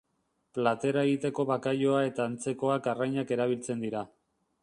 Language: Basque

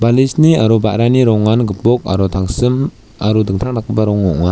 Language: Garo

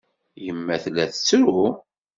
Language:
Kabyle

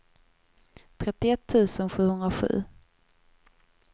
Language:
Swedish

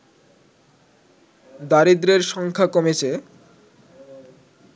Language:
Bangla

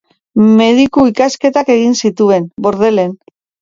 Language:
Basque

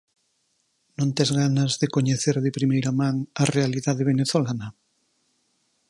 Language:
Galician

